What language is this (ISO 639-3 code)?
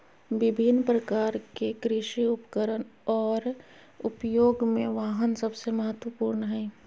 mag